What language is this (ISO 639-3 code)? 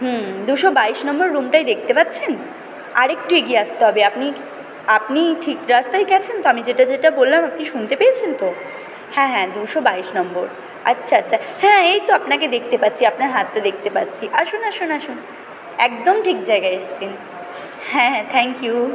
ben